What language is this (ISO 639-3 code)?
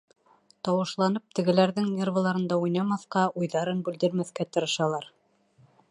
bak